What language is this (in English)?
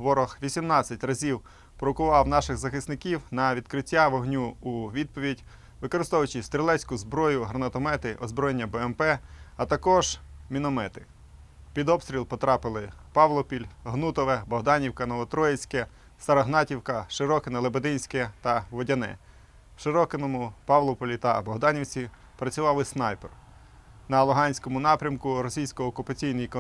Ukrainian